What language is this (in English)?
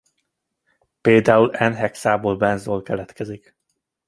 Hungarian